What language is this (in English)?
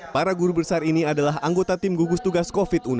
Indonesian